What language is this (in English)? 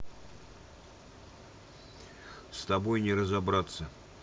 Russian